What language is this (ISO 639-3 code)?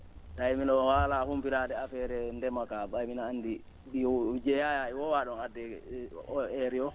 ful